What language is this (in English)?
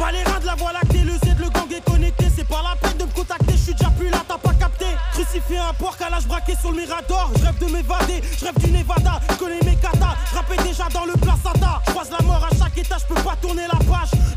French